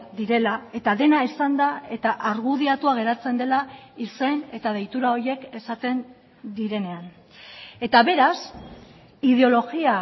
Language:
Basque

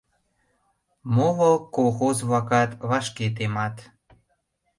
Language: Mari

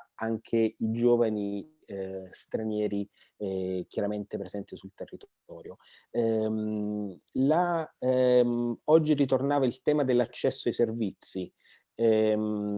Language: Italian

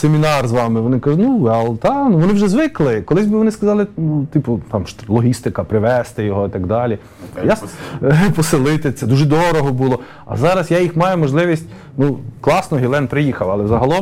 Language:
Ukrainian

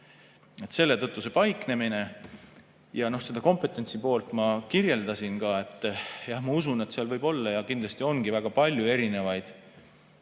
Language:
Estonian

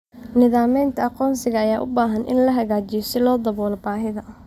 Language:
Somali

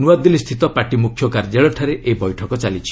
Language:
Odia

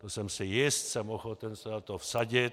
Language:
Czech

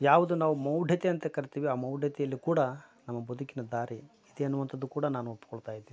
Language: Kannada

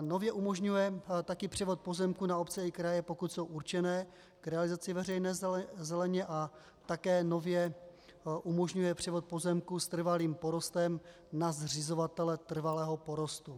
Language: Czech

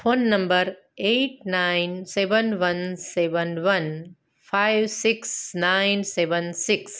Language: Gujarati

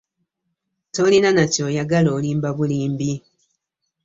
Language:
Ganda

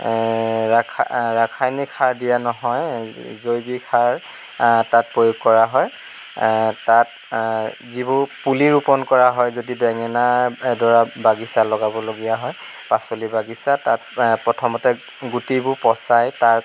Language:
Assamese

